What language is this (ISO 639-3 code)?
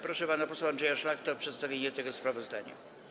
pol